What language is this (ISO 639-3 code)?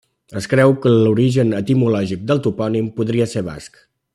cat